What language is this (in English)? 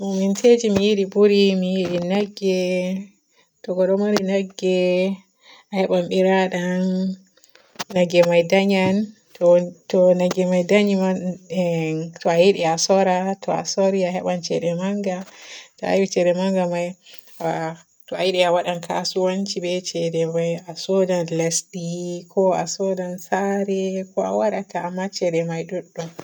Borgu Fulfulde